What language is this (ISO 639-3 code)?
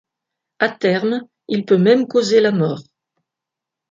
fra